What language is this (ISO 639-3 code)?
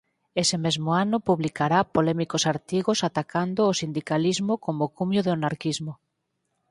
glg